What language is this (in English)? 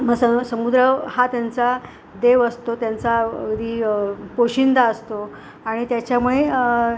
Marathi